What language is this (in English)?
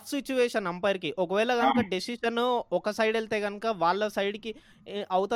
Telugu